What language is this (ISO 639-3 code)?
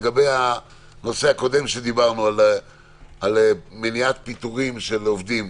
heb